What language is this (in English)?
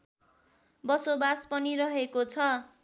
Nepali